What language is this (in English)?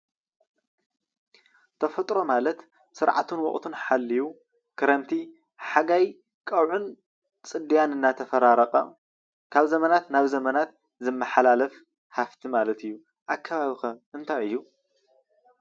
Tigrinya